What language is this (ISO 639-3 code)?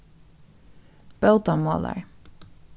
fao